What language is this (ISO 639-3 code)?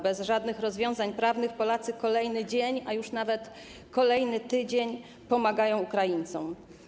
pol